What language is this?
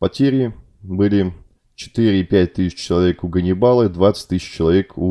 Russian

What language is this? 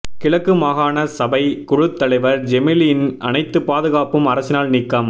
Tamil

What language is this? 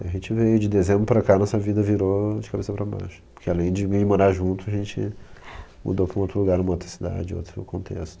Portuguese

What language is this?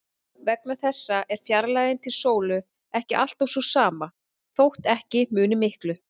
Icelandic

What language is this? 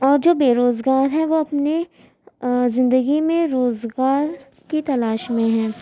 Urdu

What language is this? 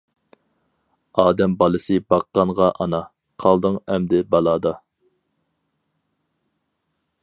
Uyghur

